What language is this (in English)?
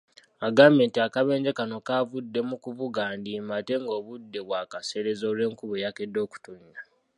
Ganda